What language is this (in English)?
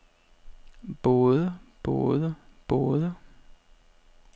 Danish